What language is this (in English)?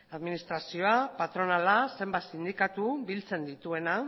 Basque